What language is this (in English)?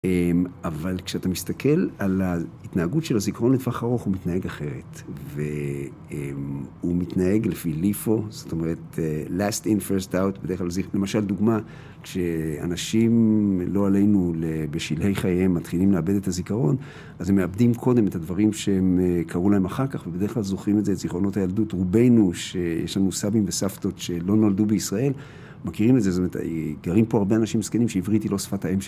Hebrew